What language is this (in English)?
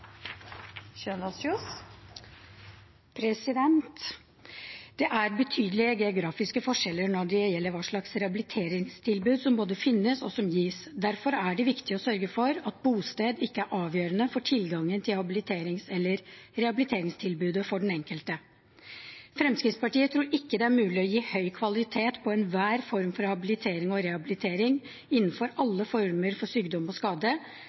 Norwegian Bokmål